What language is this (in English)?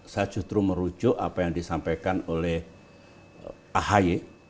Indonesian